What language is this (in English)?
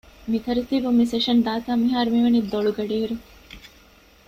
Divehi